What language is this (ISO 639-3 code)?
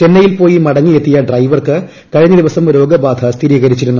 mal